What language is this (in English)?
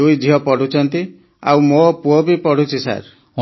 Odia